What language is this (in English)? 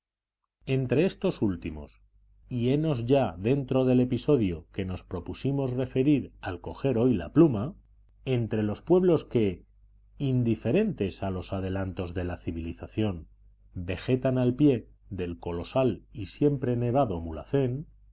Spanish